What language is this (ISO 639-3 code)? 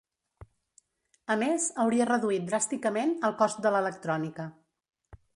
cat